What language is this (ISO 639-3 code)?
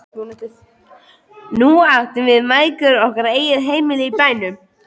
isl